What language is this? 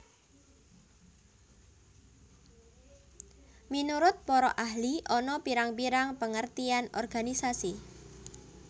Javanese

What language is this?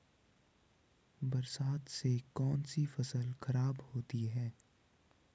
Hindi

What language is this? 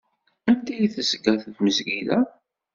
Kabyle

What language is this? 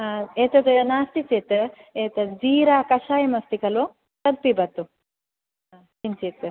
Sanskrit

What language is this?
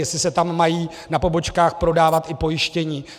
Czech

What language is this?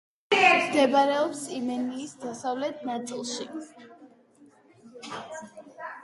Georgian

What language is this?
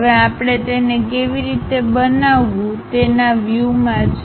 Gujarati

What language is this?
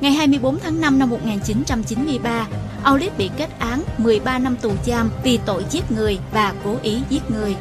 Vietnamese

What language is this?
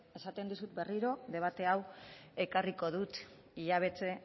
Basque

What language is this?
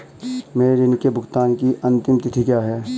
Hindi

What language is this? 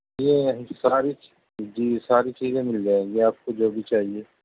Urdu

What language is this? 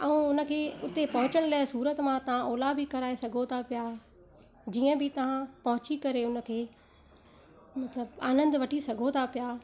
Sindhi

